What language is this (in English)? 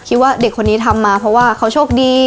Thai